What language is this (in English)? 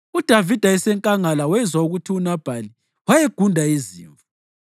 North Ndebele